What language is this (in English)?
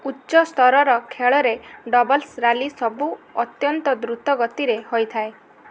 Odia